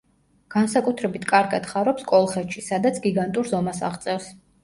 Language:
Georgian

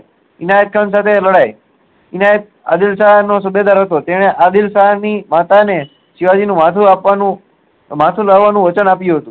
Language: Gujarati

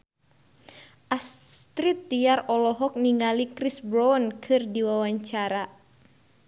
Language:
Sundanese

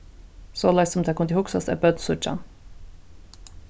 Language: Faroese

